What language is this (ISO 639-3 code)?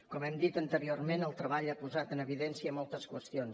cat